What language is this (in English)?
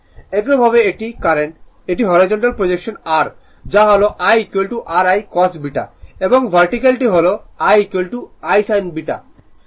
Bangla